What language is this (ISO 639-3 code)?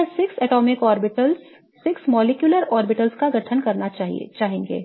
hin